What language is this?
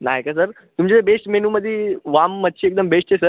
Marathi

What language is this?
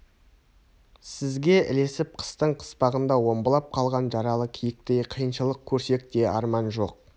Kazakh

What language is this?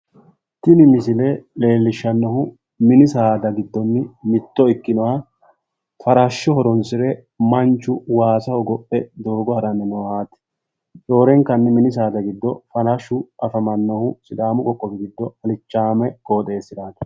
Sidamo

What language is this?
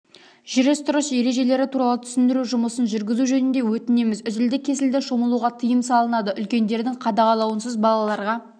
Kazakh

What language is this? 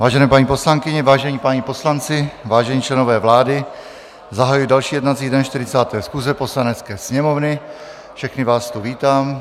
Czech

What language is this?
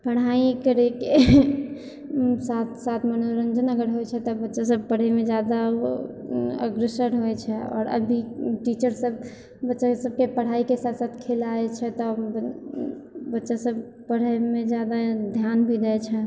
Maithili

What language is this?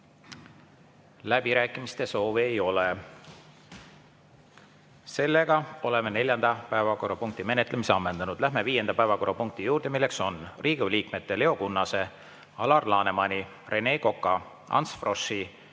Estonian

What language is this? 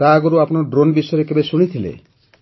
Odia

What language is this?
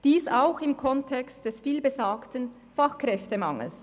Swiss German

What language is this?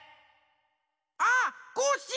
Japanese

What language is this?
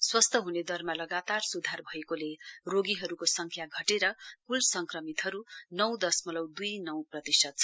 Nepali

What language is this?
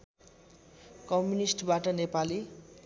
Nepali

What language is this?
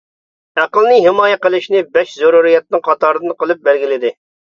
Uyghur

